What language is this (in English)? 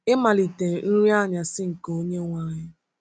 Igbo